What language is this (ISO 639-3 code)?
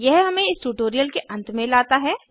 hin